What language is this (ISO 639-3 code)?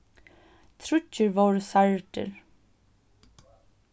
fao